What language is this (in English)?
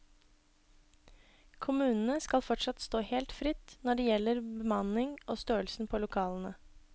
Norwegian